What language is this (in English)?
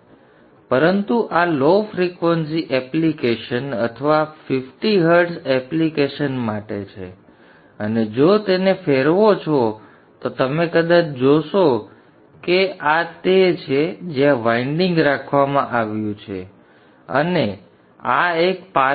Gujarati